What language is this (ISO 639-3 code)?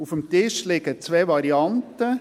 gsw